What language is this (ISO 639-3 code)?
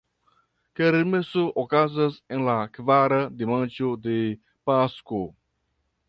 epo